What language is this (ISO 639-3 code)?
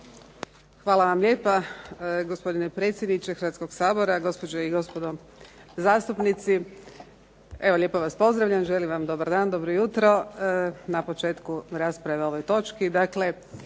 hrv